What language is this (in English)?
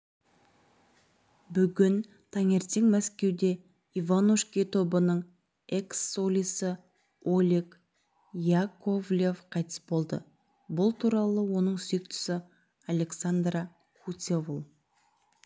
Kazakh